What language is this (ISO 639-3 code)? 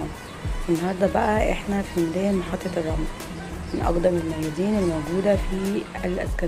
ara